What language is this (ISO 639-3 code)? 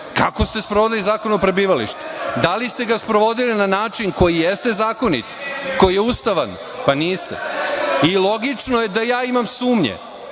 srp